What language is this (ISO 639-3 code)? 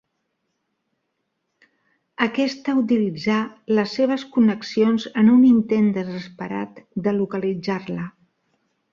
cat